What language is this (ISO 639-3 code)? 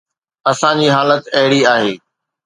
snd